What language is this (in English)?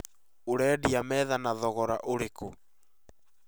Kikuyu